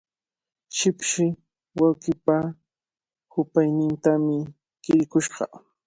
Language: Cajatambo North Lima Quechua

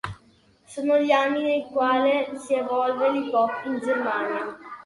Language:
Italian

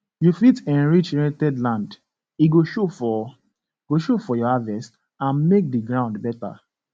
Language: Nigerian Pidgin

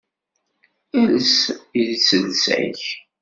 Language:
Kabyle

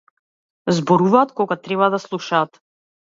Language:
Macedonian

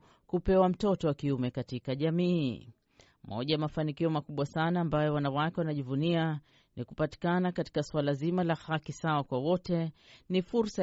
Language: Swahili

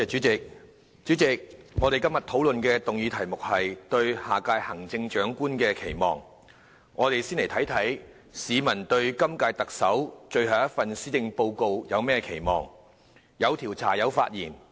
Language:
Cantonese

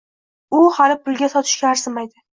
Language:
Uzbek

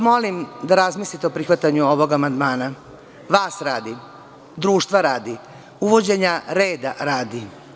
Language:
Serbian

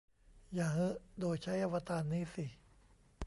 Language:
Thai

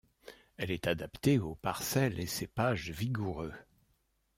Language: French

